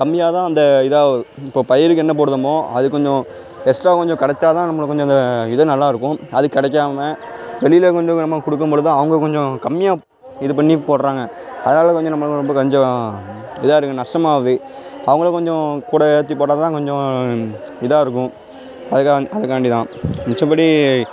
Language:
Tamil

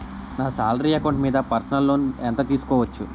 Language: Telugu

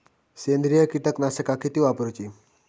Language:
Marathi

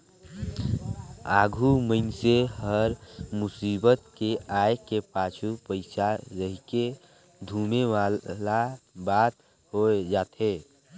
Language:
Chhattisgarhi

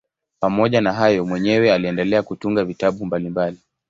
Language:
Swahili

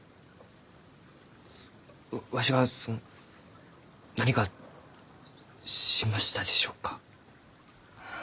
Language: Japanese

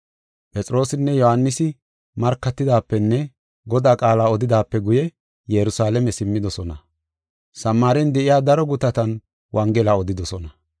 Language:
Gofa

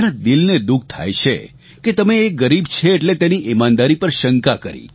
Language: Gujarati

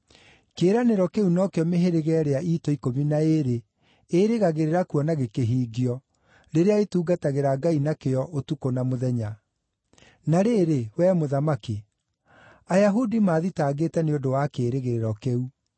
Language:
Kikuyu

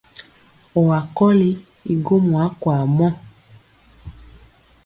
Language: Mpiemo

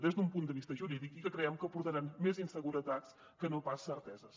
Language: Catalan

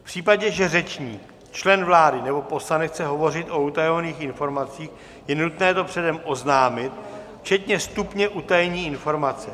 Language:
Czech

